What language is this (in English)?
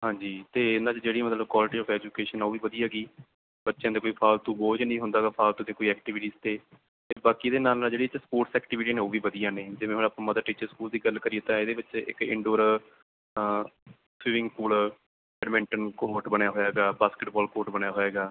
Punjabi